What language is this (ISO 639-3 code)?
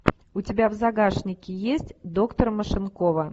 rus